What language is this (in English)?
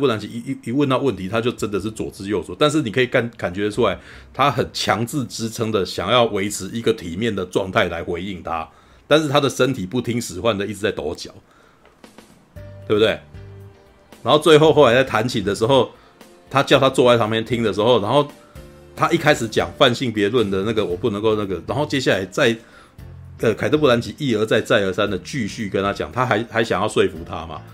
Chinese